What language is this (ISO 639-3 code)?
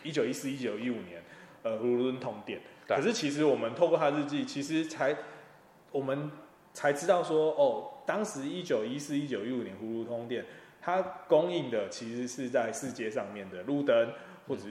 zho